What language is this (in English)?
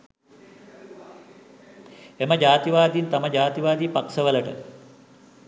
Sinhala